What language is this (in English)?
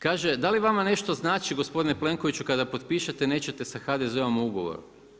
Croatian